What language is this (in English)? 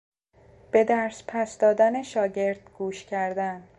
Persian